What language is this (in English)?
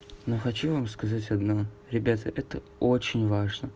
Russian